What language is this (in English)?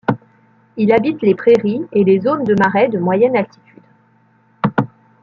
French